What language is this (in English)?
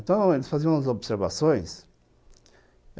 Portuguese